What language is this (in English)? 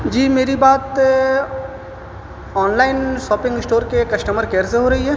Urdu